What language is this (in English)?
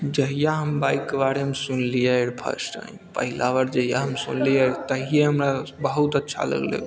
Maithili